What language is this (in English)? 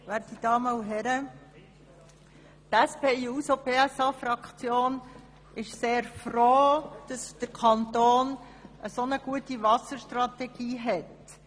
Swiss German